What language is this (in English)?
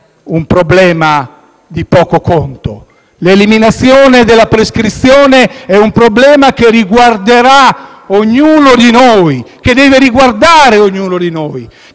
Italian